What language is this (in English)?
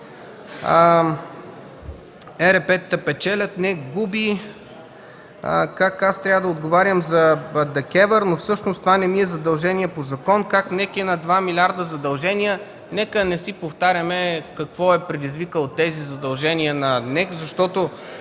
Bulgarian